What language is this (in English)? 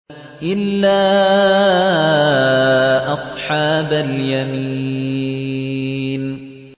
Arabic